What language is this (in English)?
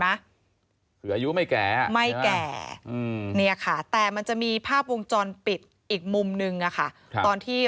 Thai